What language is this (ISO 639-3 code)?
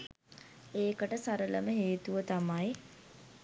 sin